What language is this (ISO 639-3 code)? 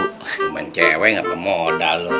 ind